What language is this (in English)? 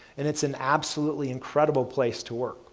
English